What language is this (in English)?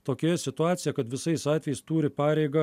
Lithuanian